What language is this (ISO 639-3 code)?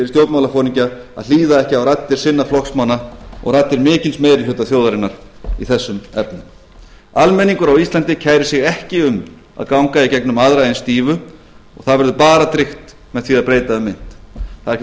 isl